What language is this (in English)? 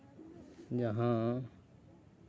Santali